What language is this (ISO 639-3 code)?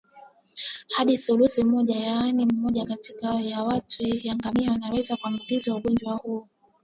swa